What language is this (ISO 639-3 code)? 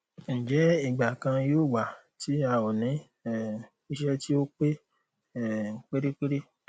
yor